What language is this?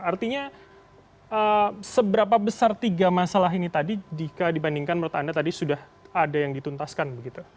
Indonesian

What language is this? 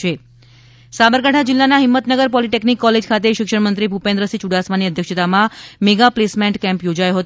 Gujarati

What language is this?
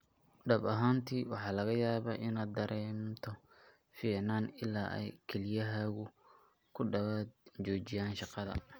Somali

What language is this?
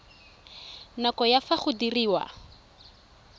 Tswana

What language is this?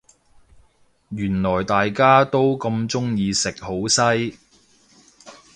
Cantonese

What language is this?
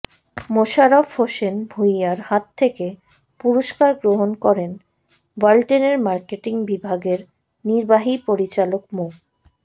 Bangla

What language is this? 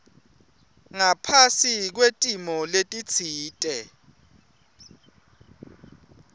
Swati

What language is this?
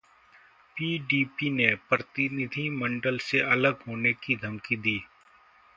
Hindi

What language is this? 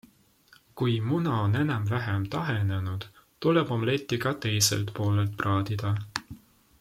Estonian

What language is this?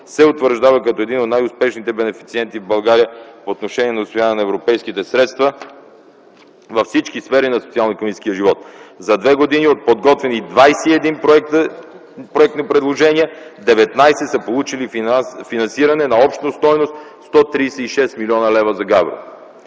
Bulgarian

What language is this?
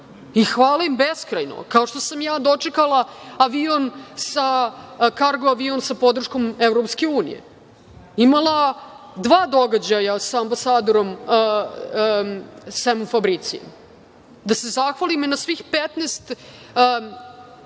Serbian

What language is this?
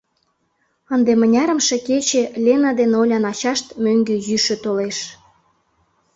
Mari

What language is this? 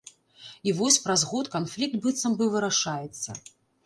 Belarusian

